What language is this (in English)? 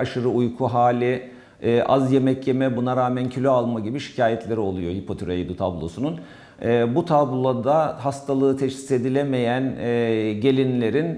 Turkish